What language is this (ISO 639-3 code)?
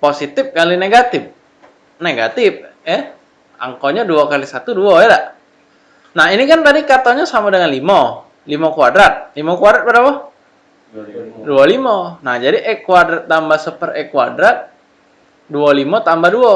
ind